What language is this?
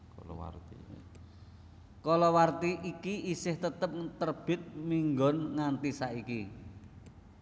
Javanese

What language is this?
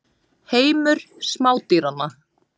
Icelandic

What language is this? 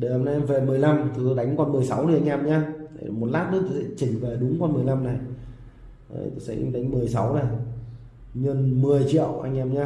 Vietnamese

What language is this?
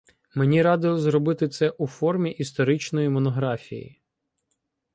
Ukrainian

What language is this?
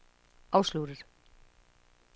Danish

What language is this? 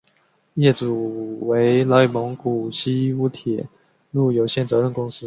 Chinese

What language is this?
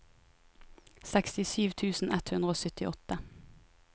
Norwegian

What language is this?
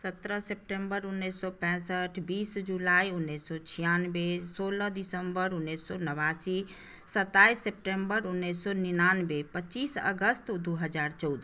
Maithili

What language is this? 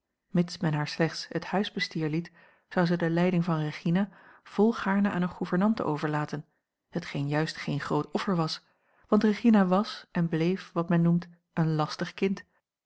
Dutch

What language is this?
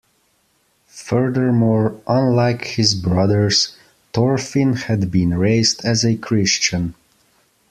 English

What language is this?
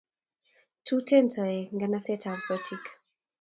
Kalenjin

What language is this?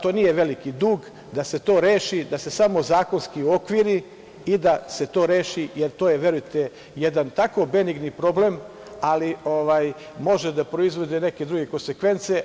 Serbian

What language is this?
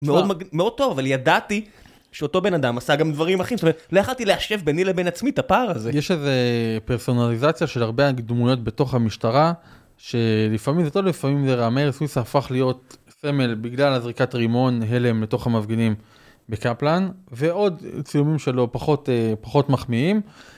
Hebrew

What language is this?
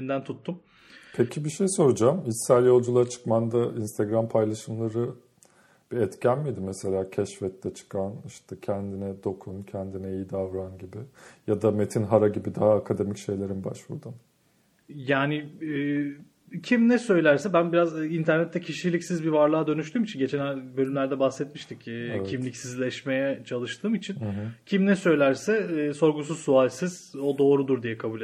Turkish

